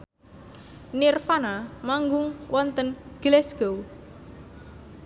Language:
Javanese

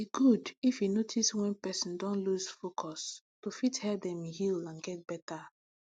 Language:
Nigerian Pidgin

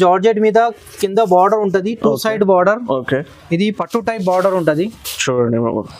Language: Telugu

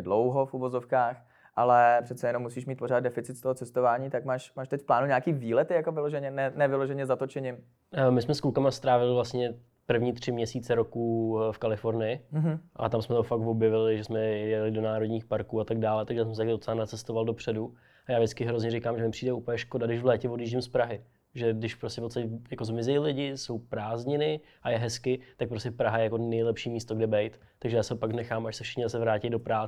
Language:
Czech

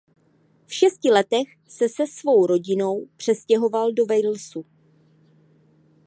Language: Czech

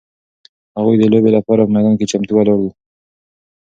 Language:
Pashto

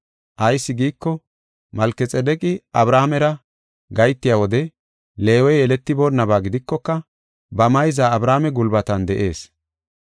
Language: Gofa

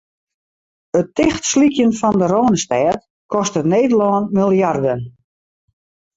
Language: Western Frisian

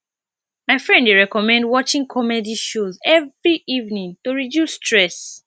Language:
Nigerian Pidgin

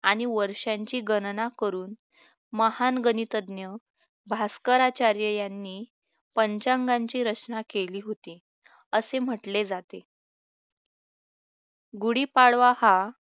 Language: Marathi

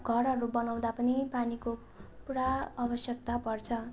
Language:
Nepali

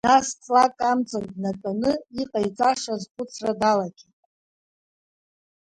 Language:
Abkhazian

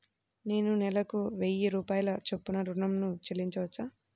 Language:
Telugu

